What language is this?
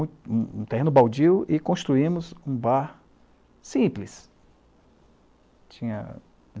Portuguese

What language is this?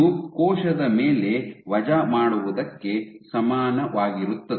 Kannada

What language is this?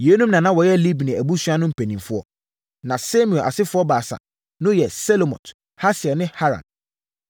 Akan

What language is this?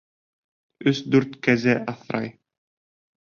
Bashkir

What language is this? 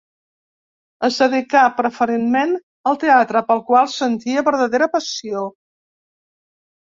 Catalan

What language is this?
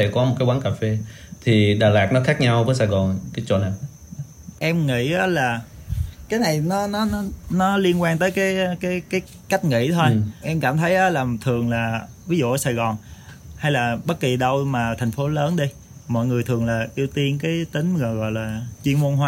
Vietnamese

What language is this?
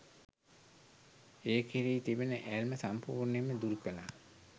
Sinhala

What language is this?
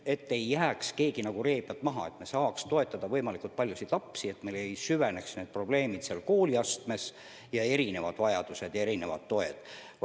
Estonian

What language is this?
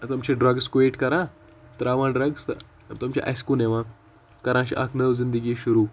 Kashmiri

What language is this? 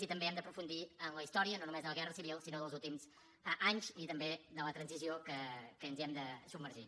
Catalan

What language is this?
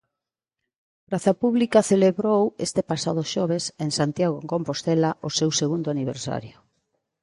Galician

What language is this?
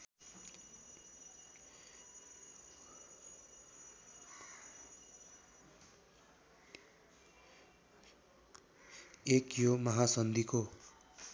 Nepali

